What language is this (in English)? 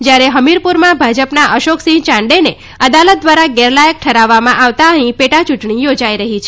Gujarati